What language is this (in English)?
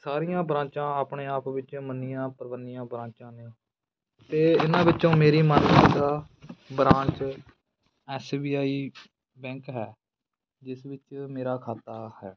Punjabi